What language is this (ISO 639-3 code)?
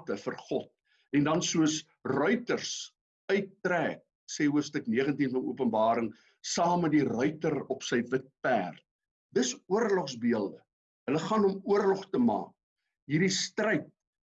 nld